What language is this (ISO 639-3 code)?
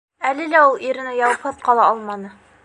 bak